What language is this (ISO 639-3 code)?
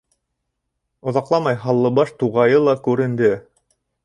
bak